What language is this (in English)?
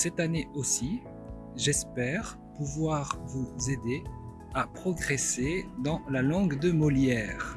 French